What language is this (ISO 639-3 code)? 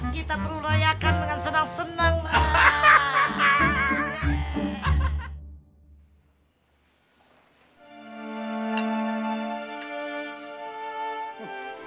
ind